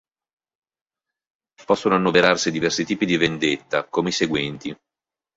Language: Italian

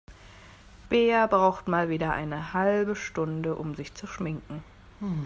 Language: German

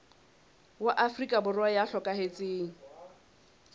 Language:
Southern Sotho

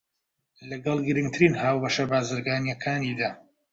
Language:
Central Kurdish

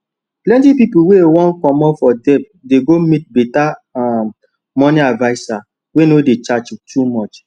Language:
Nigerian Pidgin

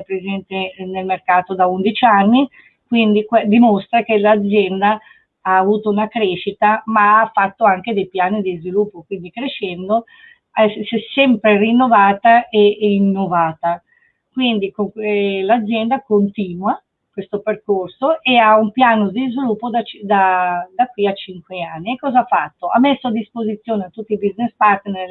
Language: Italian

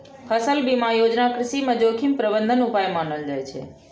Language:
Maithili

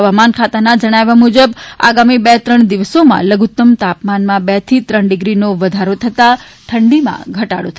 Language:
Gujarati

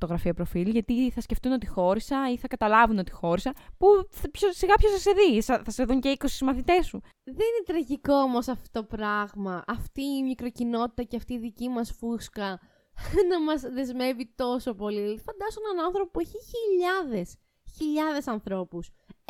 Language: Greek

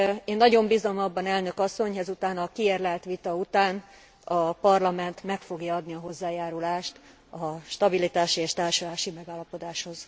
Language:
Hungarian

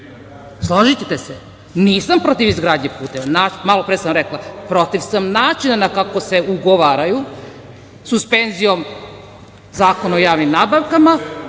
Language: Serbian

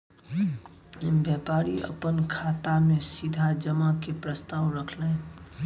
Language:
Maithili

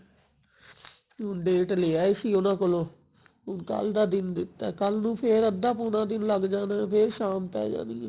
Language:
Punjabi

